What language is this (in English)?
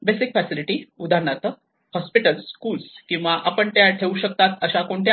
Marathi